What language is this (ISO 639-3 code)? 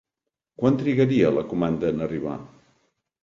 cat